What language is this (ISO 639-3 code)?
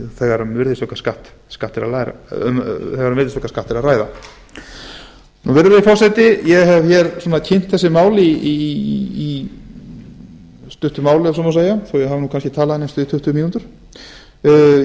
isl